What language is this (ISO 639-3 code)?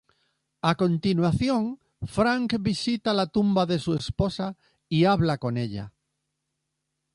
spa